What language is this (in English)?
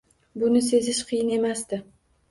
Uzbek